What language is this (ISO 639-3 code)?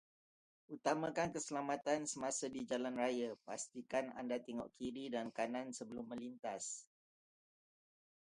msa